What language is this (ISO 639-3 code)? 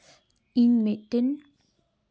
sat